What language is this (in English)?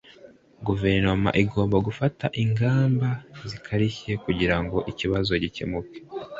Kinyarwanda